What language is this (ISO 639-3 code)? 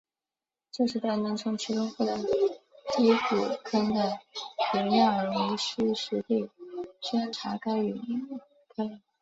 zho